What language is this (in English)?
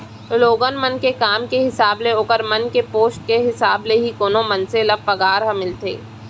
Chhattisgarhi